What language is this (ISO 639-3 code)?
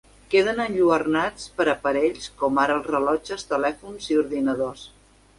cat